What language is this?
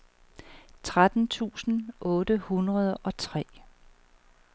Danish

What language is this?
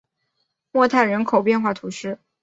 Chinese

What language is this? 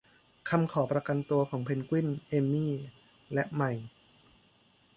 Thai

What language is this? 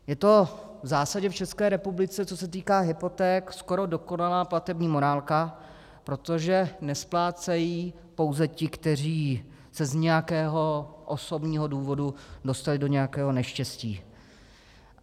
Czech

